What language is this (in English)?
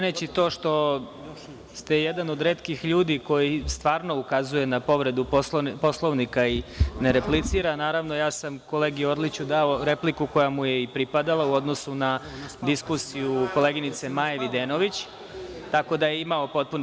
Serbian